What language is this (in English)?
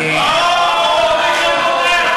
Hebrew